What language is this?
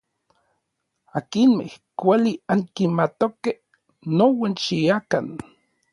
Orizaba Nahuatl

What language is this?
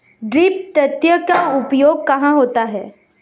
Hindi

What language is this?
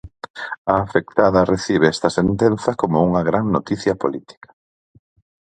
Galician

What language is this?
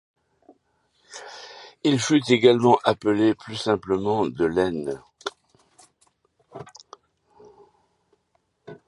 French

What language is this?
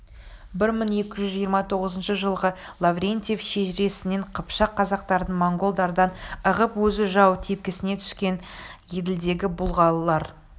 Kazakh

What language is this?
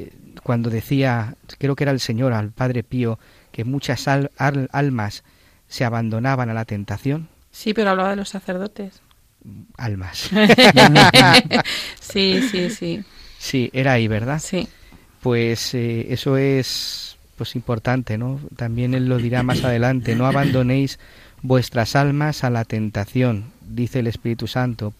Spanish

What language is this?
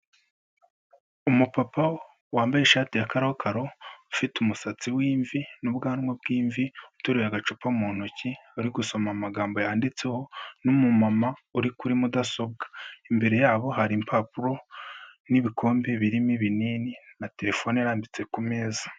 Kinyarwanda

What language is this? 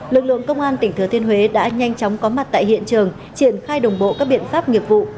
Vietnamese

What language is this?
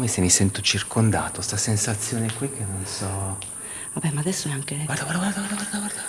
Italian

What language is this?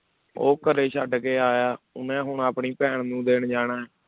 Punjabi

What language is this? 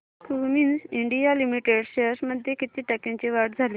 Marathi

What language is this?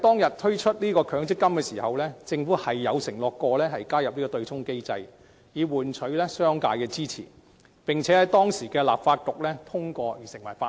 Cantonese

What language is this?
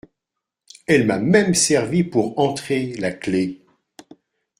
French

